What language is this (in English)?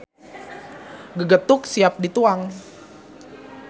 Sundanese